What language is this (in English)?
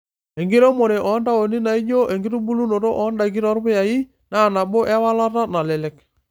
Masai